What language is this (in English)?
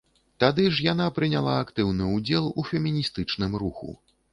Belarusian